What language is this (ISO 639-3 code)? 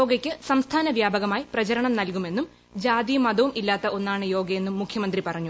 mal